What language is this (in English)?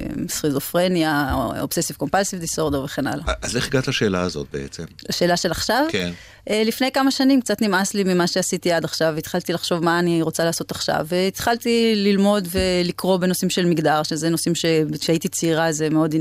Hebrew